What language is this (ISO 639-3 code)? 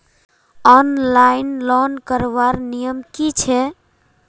mag